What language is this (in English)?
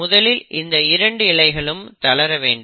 Tamil